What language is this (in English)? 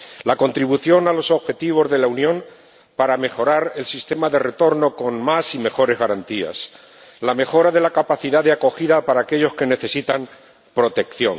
Spanish